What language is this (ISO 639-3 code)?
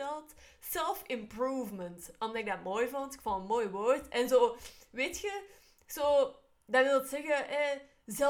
nld